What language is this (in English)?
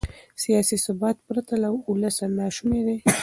Pashto